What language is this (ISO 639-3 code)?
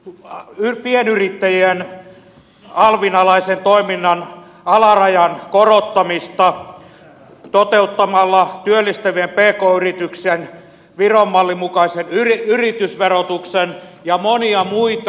fin